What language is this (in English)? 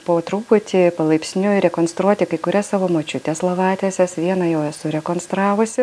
Lithuanian